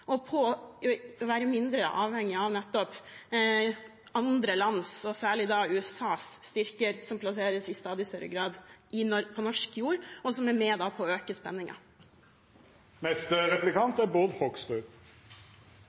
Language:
Norwegian Bokmål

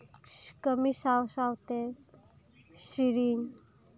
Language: Santali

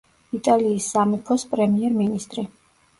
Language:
Georgian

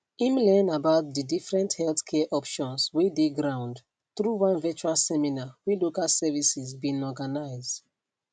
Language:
Nigerian Pidgin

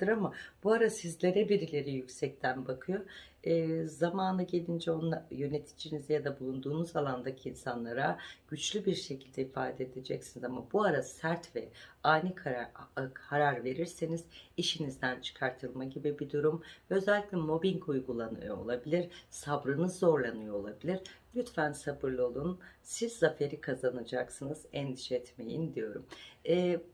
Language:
Turkish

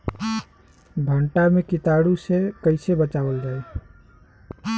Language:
Bhojpuri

